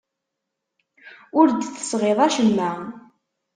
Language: Kabyle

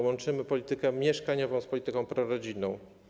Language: Polish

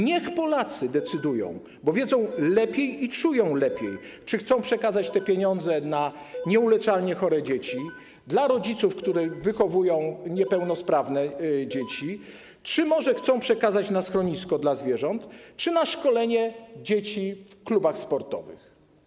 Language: Polish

